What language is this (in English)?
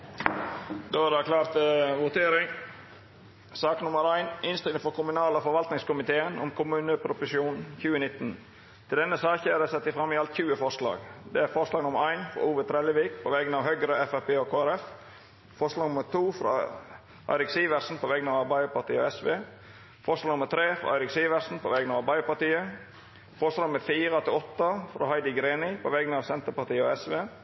Norwegian Nynorsk